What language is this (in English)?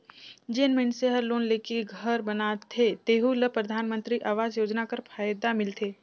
Chhattisgarhi